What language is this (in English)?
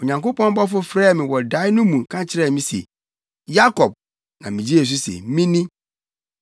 Akan